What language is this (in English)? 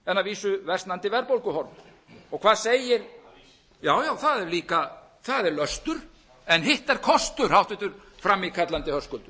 Icelandic